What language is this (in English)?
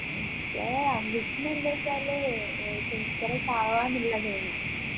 Malayalam